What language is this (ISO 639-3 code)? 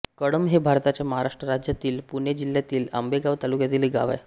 mar